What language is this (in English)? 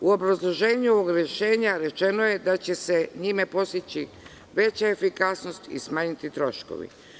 Serbian